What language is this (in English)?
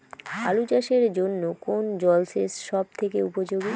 Bangla